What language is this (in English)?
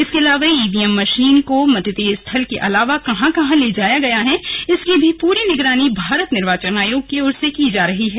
Hindi